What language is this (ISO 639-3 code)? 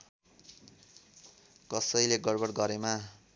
nep